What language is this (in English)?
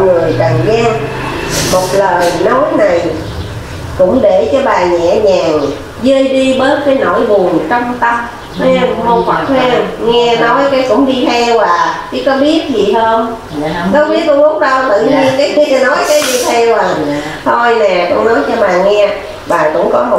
Vietnamese